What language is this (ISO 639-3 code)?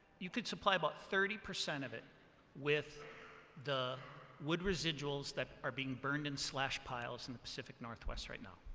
eng